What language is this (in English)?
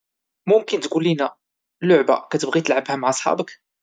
Moroccan Arabic